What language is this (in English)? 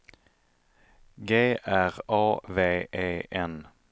Swedish